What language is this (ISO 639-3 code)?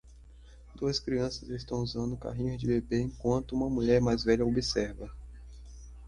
por